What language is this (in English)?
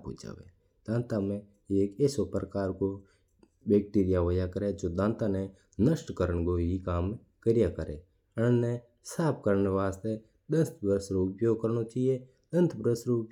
Mewari